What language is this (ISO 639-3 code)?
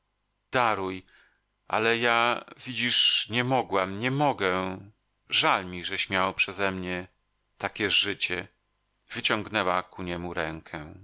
pol